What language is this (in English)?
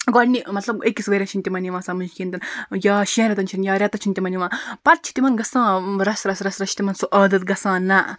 Kashmiri